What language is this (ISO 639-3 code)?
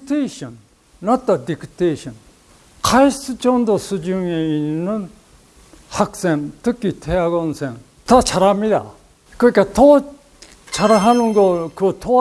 kor